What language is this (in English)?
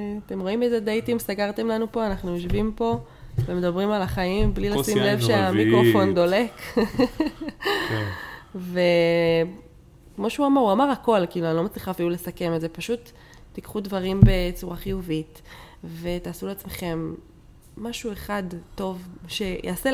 Hebrew